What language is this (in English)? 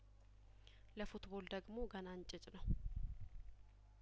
Amharic